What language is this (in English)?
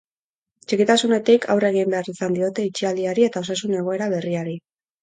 Basque